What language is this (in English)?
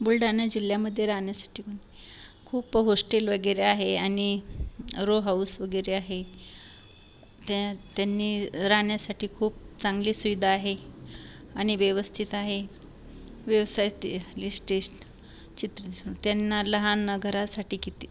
Marathi